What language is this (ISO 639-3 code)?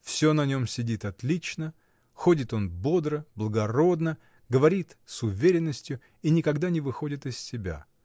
rus